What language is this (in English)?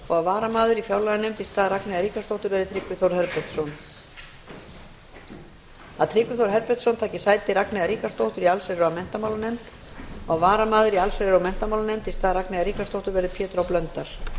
Icelandic